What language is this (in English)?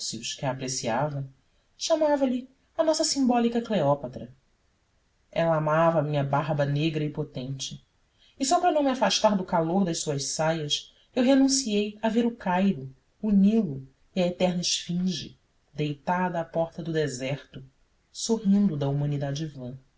Portuguese